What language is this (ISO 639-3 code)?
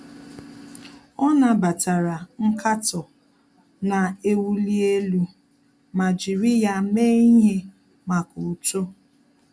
ibo